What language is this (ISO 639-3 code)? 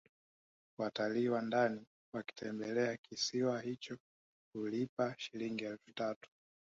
swa